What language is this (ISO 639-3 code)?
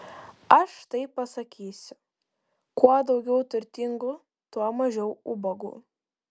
lit